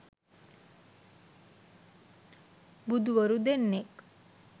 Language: Sinhala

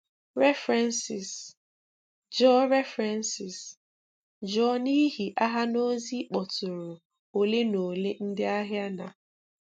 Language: Igbo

